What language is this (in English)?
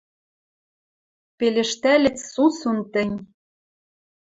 Western Mari